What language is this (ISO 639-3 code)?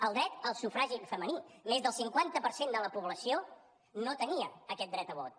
cat